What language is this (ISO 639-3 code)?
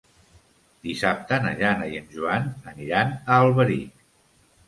cat